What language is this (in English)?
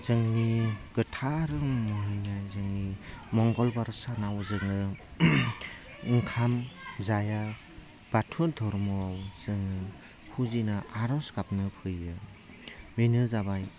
Bodo